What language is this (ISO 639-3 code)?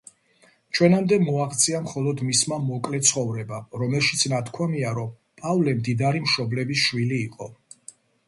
kat